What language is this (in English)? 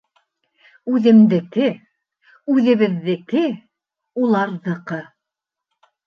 Bashkir